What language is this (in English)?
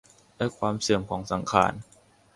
Thai